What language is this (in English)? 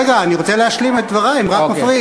Hebrew